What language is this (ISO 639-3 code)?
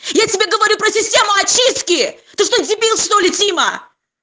rus